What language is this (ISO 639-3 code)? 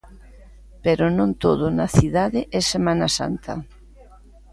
glg